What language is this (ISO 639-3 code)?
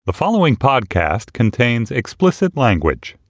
eng